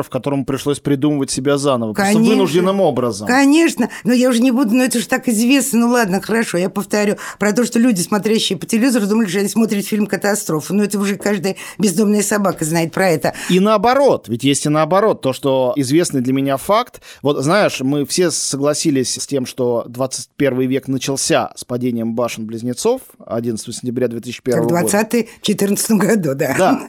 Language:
Russian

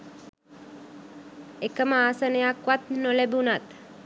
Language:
Sinhala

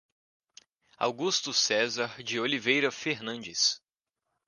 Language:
Portuguese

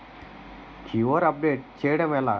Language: Telugu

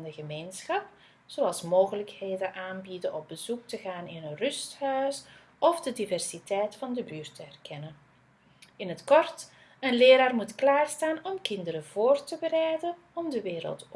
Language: Dutch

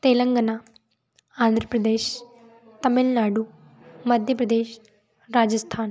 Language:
Hindi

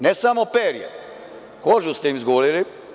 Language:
Serbian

